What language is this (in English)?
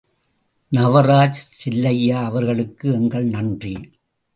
Tamil